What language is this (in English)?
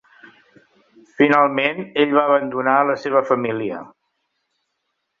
Catalan